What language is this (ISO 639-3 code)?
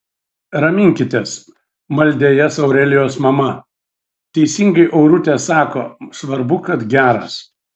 lit